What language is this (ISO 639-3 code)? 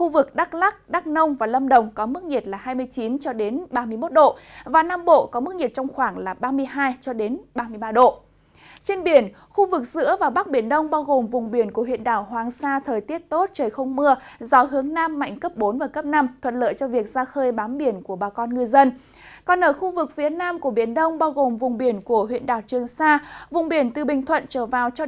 vie